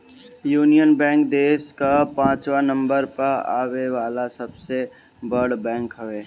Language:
Bhojpuri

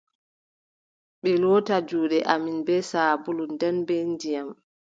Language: Adamawa Fulfulde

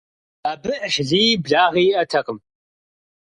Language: Kabardian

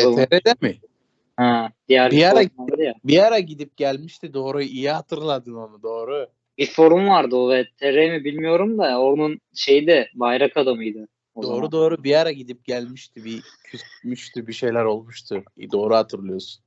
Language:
Turkish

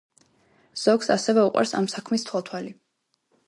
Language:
Georgian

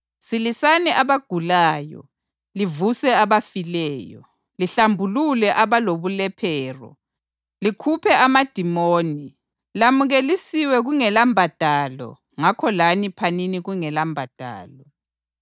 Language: North Ndebele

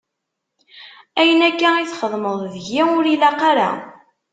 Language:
Kabyle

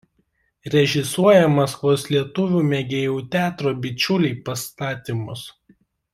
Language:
Lithuanian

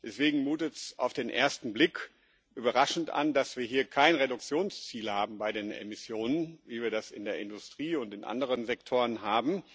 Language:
German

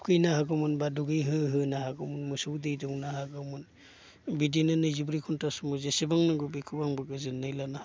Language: Bodo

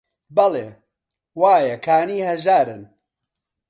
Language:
Central Kurdish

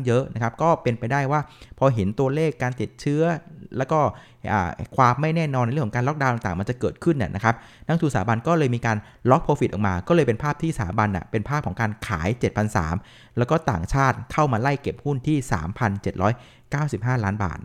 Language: Thai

